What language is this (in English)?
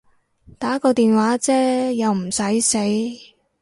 Cantonese